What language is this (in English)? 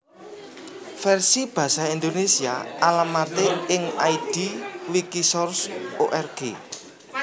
Javanese